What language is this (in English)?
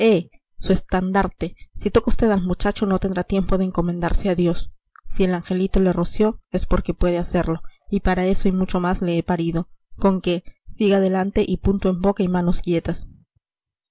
Spanish